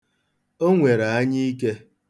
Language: Igbo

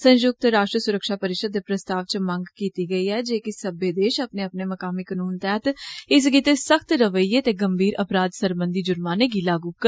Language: Dogri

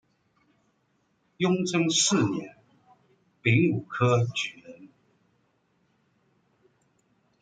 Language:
Chinese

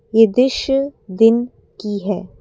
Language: Hindi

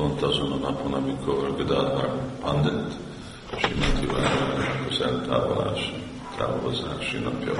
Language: Hungarian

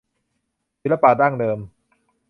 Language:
Thai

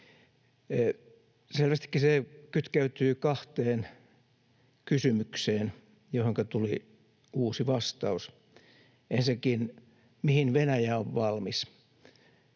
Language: Finnish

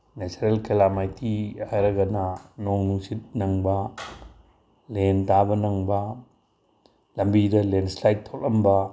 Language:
Manipuri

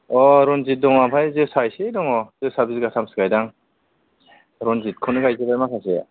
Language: Bodo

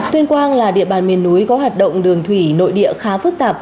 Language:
Vietnamese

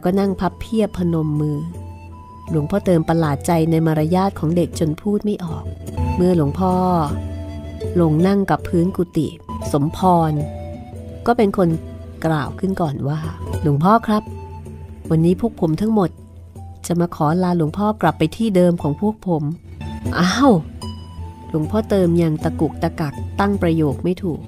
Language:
Thai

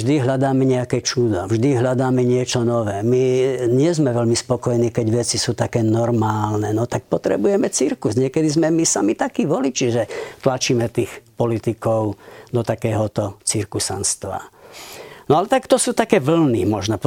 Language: Slovak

